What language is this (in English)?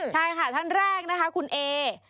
Thai